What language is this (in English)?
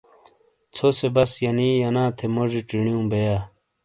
Shina